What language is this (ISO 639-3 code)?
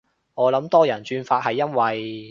yue